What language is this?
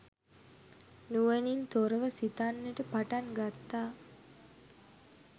Sinhala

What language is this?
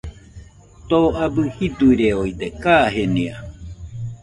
Nüpode Huitoto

